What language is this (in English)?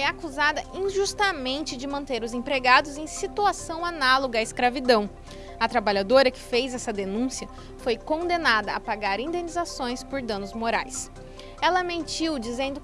Portuguese